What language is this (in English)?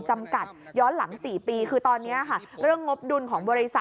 Thai